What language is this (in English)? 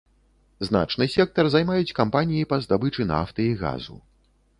Belarusian